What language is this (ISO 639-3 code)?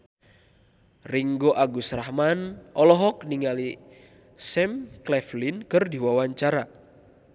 sun